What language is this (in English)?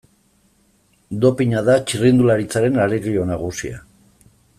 Basque